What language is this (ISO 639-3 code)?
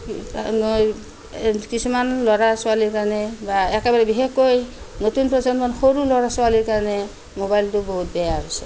asm